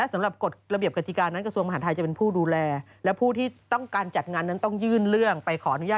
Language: Thai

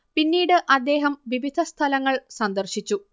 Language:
Malayalam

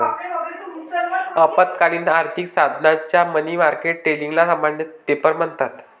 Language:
Marathi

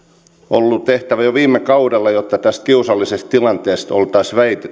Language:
Finnish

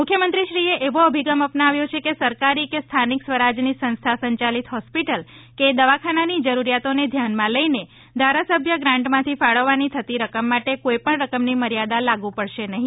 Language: Gujarati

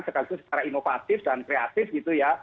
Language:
Indonesian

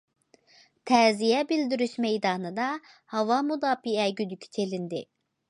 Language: Uyghur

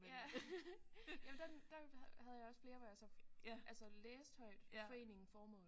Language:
Danish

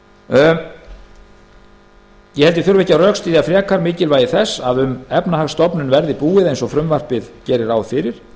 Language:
Icelandic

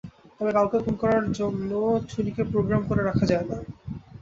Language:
Bangla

